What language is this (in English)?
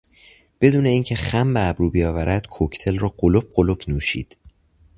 Persian